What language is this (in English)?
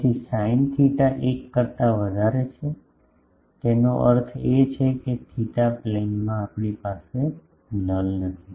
Gujarati